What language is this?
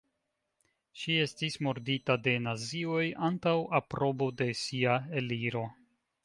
Esperanto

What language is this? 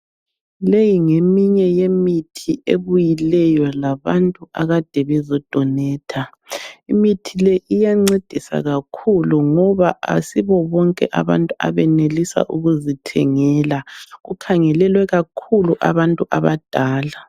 North Ndebele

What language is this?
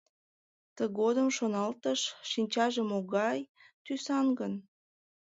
Mari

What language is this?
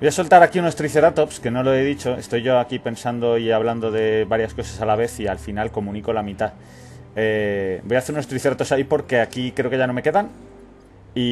Spanish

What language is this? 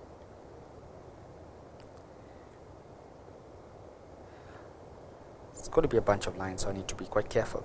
English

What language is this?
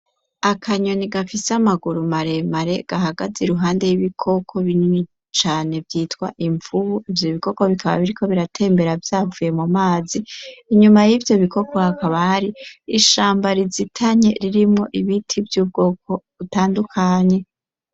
Rundi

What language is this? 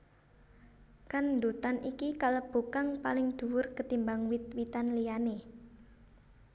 Javanese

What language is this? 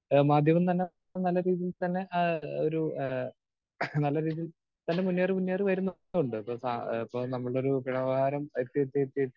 Malayalam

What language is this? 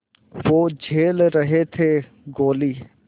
Hindi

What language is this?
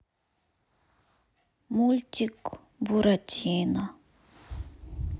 Russian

